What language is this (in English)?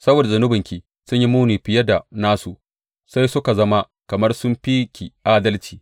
Hausa